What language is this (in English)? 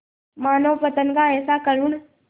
Hindi